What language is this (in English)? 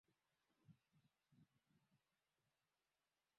Swahili